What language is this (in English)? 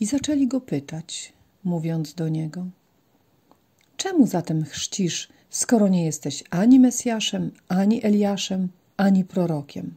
Polish